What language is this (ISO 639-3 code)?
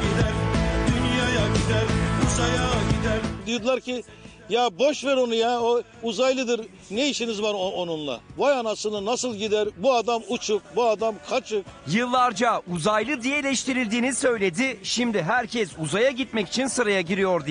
tur